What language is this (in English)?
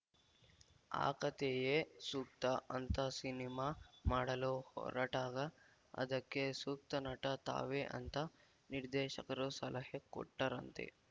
Kannada